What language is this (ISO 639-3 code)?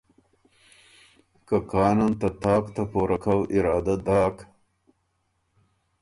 oru